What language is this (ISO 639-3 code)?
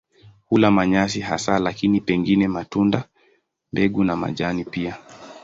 swa